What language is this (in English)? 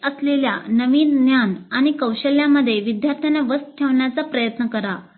Marathi